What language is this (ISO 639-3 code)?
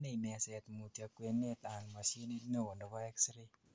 kln